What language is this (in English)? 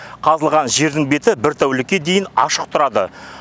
Kazakh